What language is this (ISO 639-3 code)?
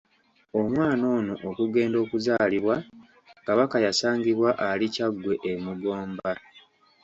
lug